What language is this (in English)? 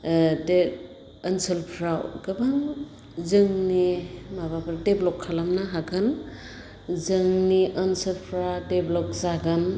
Bodo